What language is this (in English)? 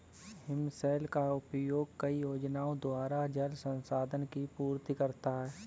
Hindi